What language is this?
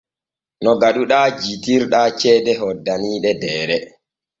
Borgu Fulfulde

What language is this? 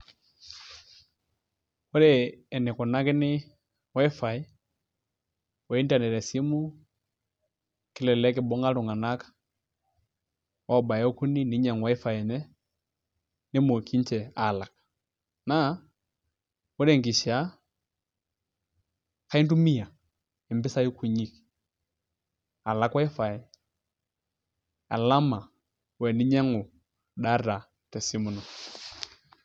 Masai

